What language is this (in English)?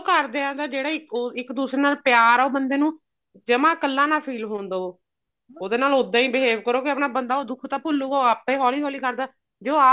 Punjabi